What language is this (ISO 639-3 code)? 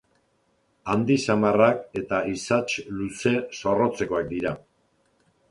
eus